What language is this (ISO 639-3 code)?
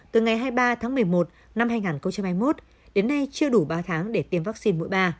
vie